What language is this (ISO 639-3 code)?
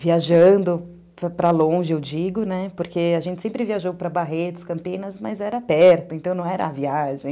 por